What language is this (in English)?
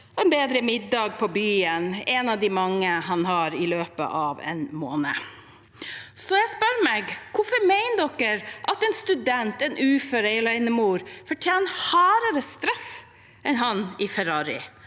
Norwegian